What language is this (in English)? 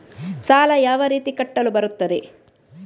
Kannada